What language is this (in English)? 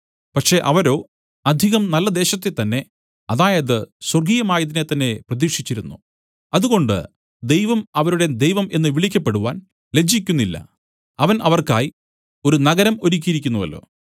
Malayalam